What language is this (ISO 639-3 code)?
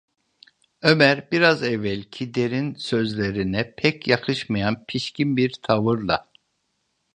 tur